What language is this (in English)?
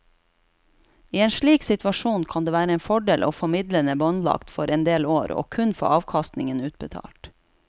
Norwegian